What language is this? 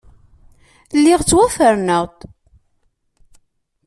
Kabyle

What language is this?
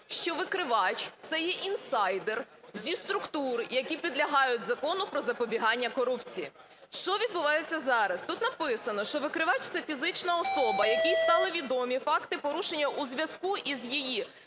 Ukrainian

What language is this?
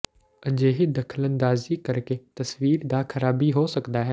Punjabi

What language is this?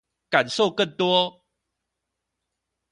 Chinese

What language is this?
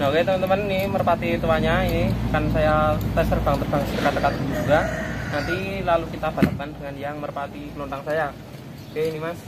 Indonesian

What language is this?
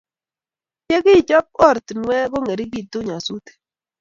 Kalenjin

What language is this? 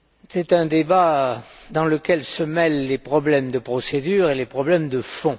French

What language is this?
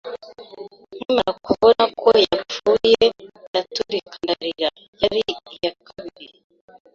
Kinyarwanda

